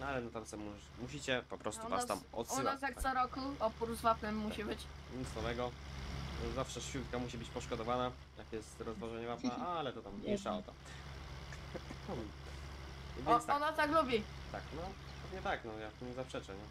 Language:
Polish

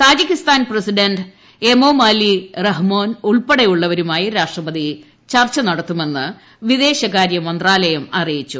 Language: Malayalam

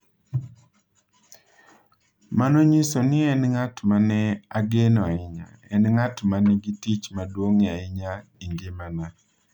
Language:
Luo (Kenya and Tanzania)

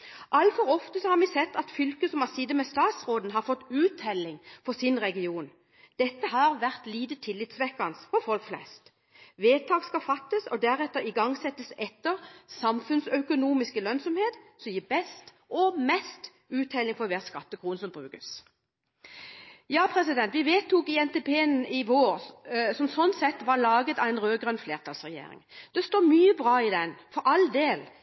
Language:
Norwegian Bokmål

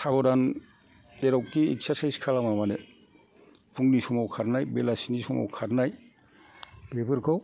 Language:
Bodo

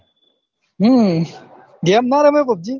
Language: Gujarati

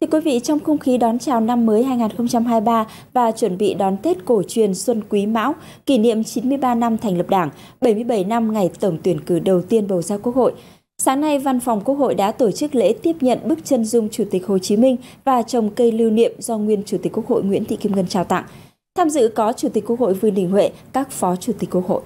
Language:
Vietnamese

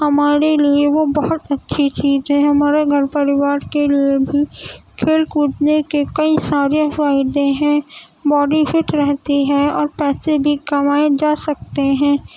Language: Urdu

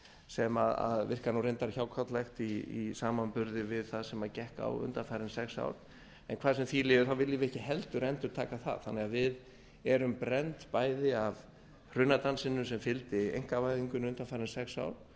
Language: Icelandic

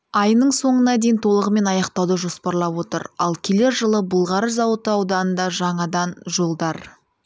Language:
Kazakh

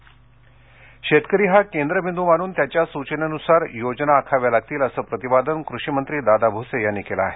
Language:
Marathi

